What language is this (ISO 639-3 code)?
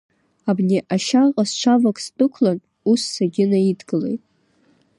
abk